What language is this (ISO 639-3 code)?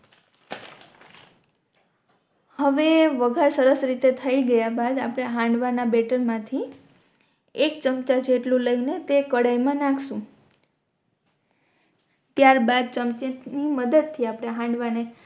guj